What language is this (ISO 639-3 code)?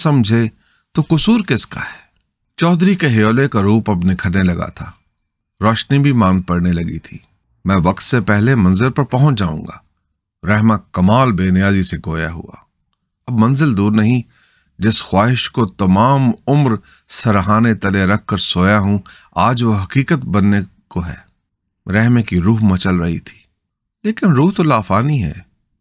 urd